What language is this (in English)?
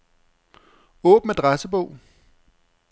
Danish